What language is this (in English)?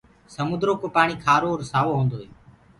Gurgula